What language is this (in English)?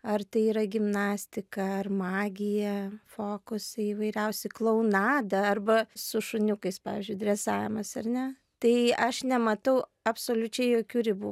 Lithuanian